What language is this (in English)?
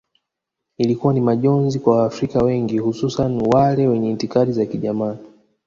Swahili